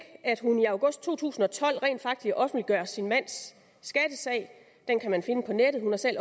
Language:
Danish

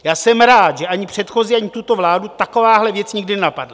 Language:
Czech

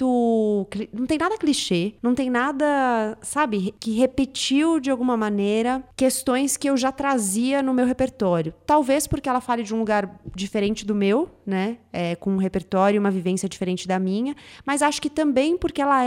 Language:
Portuguese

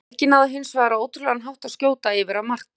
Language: Icelandic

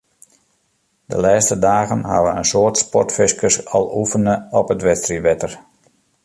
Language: Western Frisian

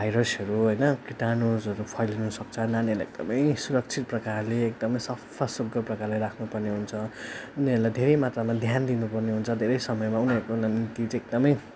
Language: Nepali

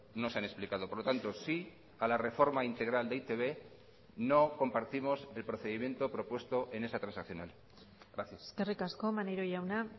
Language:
Spanish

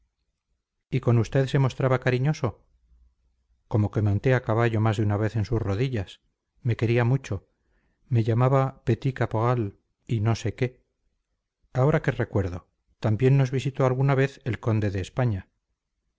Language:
Spanish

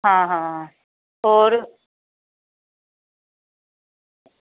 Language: Dogri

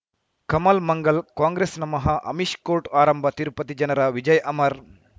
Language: Kannada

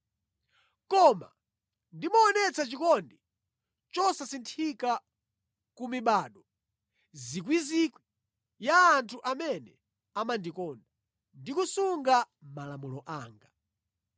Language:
Nyanja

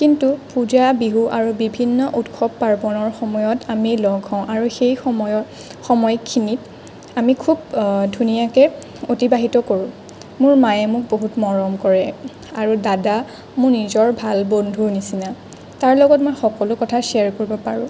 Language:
Assamese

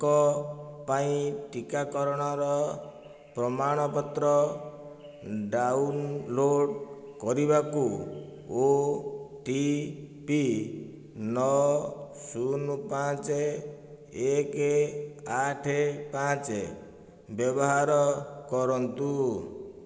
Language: Odia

